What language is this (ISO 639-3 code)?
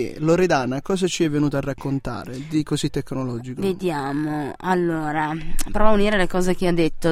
ita